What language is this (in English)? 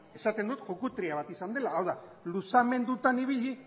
Basque